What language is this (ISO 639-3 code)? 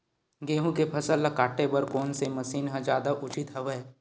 hne